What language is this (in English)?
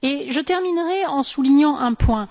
French